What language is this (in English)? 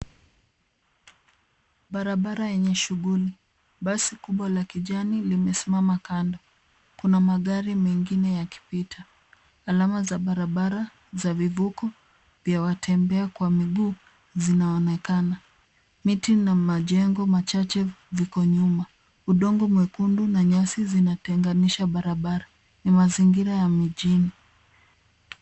Swahili